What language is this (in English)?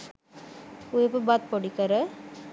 Sinhala